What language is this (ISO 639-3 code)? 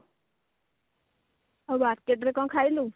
ori